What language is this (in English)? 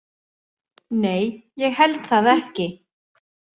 Icelandic